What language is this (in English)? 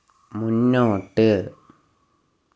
Malayalam